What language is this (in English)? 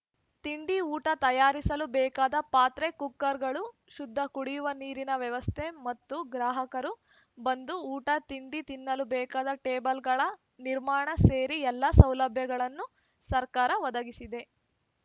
Kannada